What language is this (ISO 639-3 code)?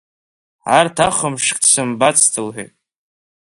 abk